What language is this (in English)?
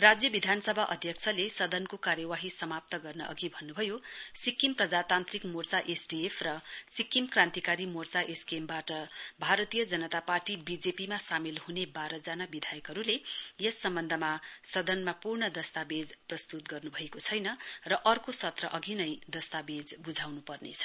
Nepali